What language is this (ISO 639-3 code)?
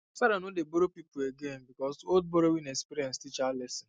pcm